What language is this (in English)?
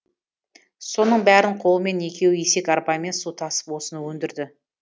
Kazakh